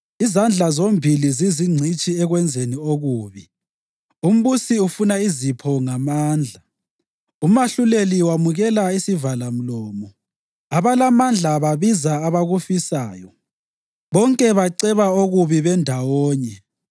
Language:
North Ndebele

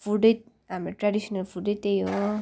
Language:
Nepali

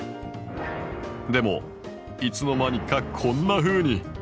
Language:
Japanese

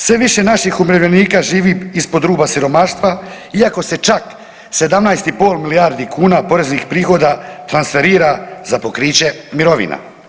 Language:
Croatian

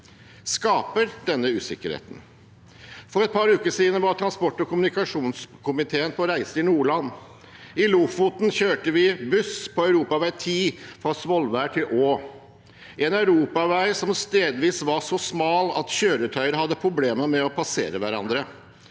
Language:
Norwegian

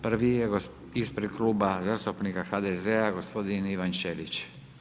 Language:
Croatian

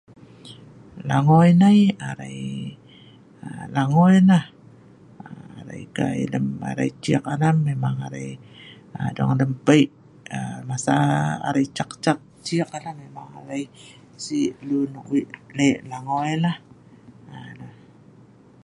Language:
Sa'ban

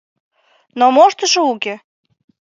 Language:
Mari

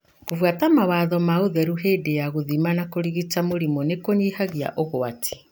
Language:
Kikuyu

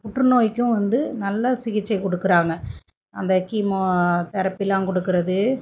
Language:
Tamil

